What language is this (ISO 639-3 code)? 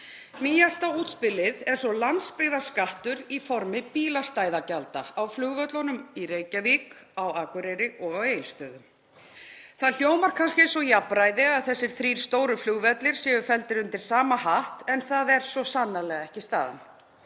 isl